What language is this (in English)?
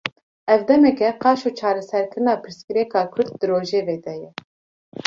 Kurdish